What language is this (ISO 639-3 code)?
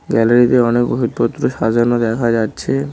ben